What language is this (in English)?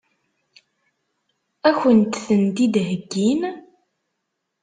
Kabyle